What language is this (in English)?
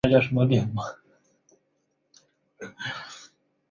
Chinese